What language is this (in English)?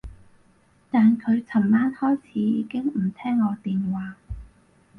Cantonese